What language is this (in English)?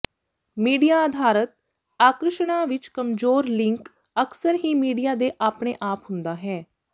Punjabi